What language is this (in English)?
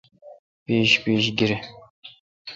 Kalkoti